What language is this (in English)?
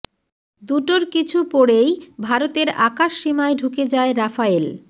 Bangla